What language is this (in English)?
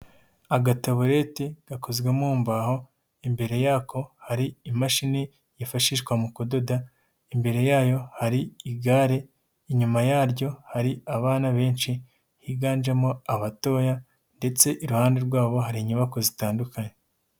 Kinyarwanda